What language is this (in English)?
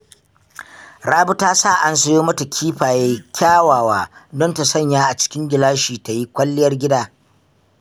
Hausa